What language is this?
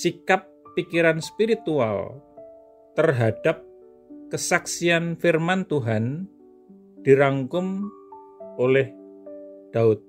Indonesian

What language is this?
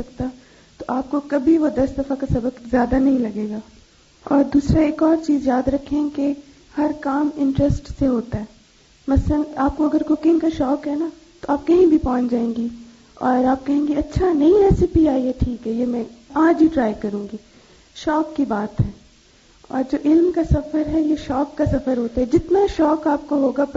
Urdu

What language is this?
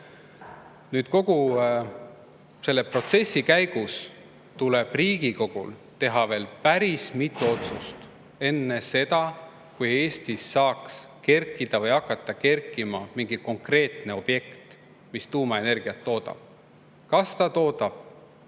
Estonian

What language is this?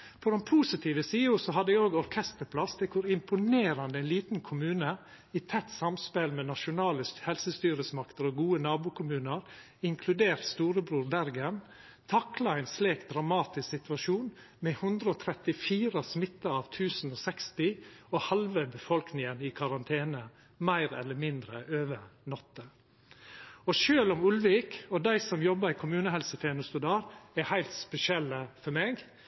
Norwegian Nynorsk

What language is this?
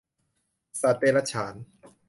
Thai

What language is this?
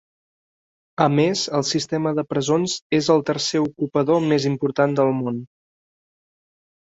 Catalan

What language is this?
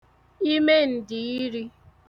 Igbo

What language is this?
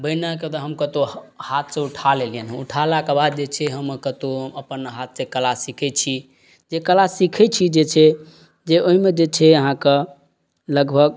Maithili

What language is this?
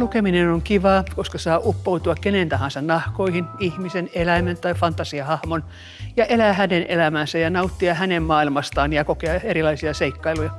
Finnish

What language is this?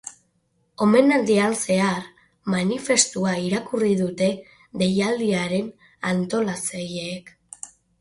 Basque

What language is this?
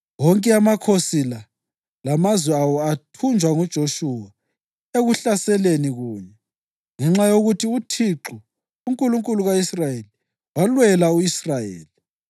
North Ndebele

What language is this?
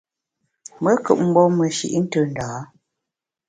Bamun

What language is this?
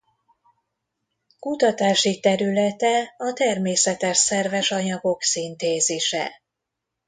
Hungarian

